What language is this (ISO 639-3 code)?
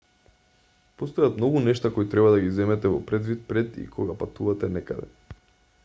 mkd